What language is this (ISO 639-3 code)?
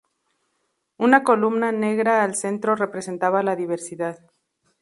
spa